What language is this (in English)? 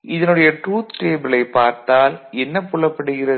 Tamil